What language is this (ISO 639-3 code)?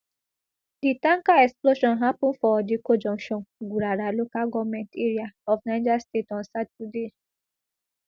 pcm